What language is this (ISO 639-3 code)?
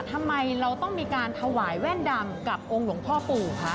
tha